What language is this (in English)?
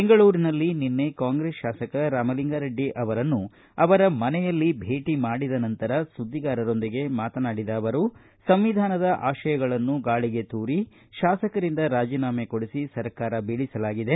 Kannada